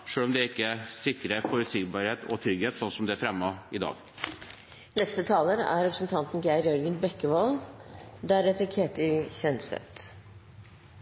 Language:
Norwegian Bokmål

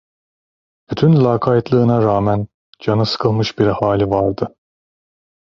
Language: Turkish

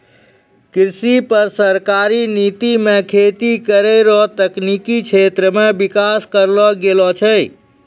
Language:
Maithili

